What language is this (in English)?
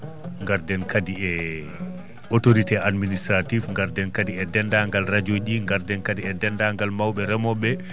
Fula